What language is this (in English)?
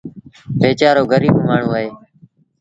Sindhi Bhil